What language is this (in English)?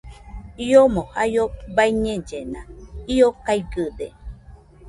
Nüpode Huitoto